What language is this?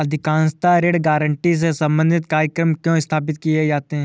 Hindi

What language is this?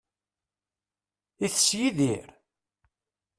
Kabyle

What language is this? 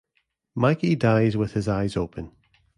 English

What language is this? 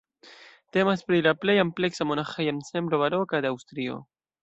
Esperanto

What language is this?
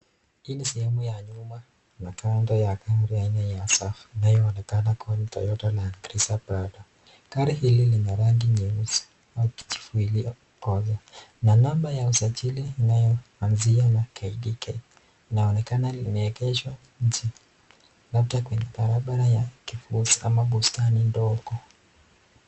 Swahili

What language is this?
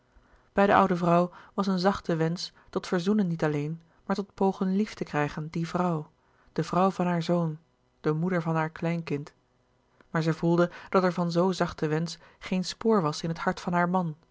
Dutch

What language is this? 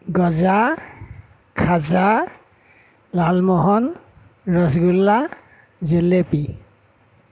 Assamese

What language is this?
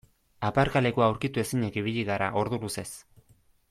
Basque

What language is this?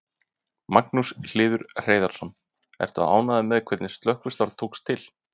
Icelandic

